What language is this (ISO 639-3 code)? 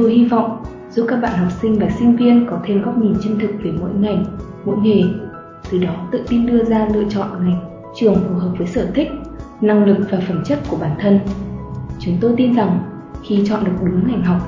vie